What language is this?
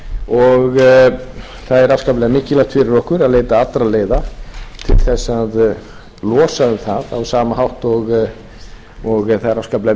Icelandic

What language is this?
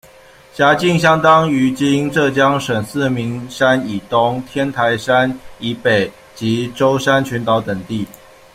Chinese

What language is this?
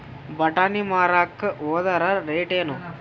Kannada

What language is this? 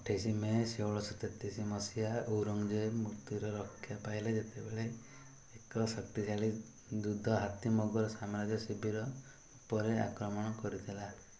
Odia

